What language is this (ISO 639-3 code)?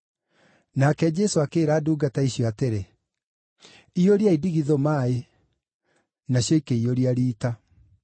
kik